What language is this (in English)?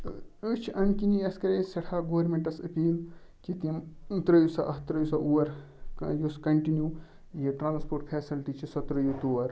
Kashmiri